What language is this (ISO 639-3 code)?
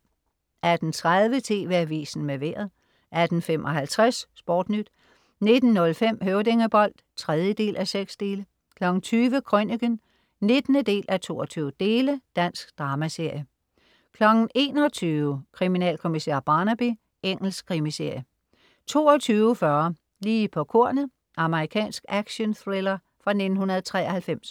dan